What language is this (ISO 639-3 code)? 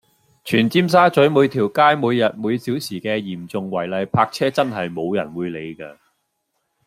yue